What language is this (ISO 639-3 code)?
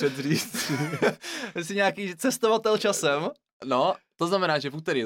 ces